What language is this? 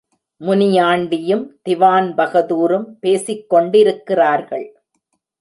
Tamil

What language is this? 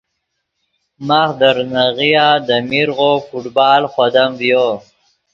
Yidgha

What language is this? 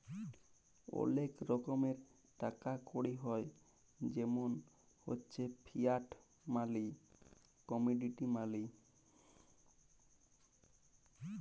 Bangla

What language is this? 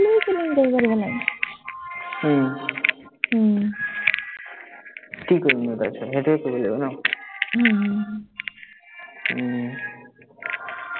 Assamese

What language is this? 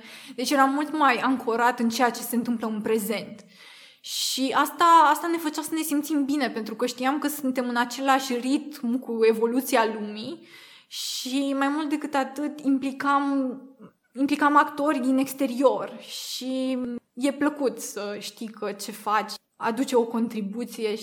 Romanian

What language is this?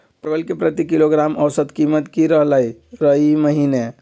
Magahi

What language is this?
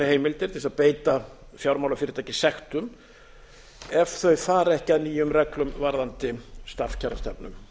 Icelandic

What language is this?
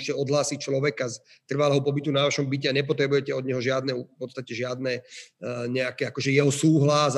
Slovak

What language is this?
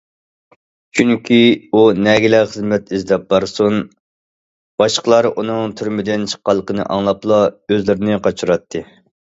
Uyghur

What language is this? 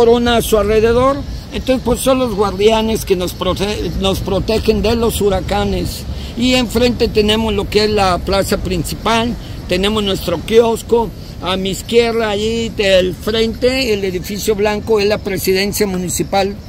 Spanish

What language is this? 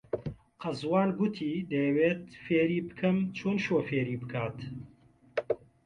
Central Kurdish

